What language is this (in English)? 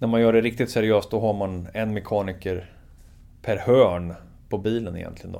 Swedish